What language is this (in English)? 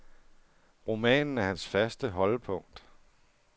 Danish